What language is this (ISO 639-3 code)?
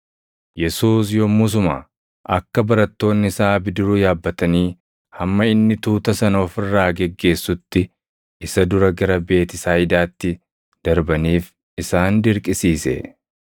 orm